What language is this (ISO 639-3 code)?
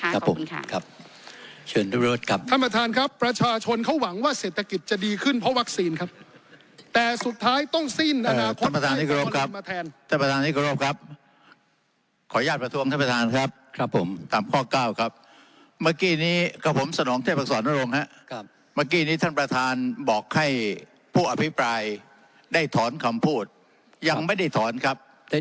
tha